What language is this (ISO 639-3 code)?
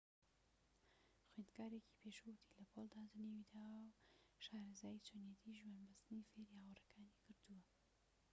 ckb